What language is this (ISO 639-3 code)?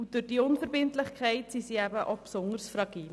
gsw